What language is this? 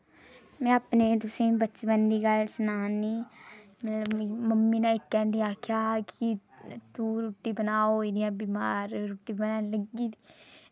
Dogri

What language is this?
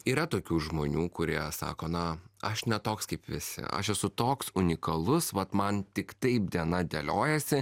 Lithuanian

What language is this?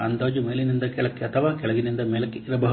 Kannada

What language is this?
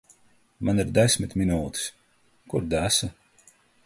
Latvian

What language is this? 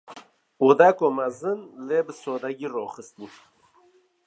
Kurdish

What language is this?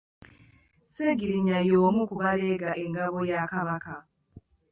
Ganda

